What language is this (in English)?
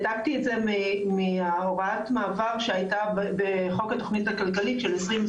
Hebrew